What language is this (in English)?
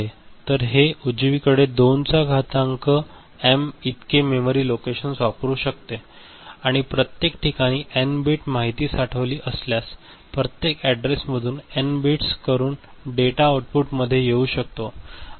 Marathi